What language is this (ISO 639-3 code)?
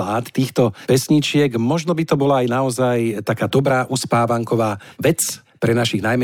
slk